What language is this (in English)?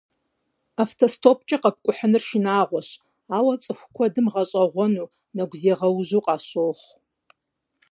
Kabardian